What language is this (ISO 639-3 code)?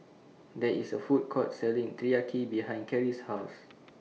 eng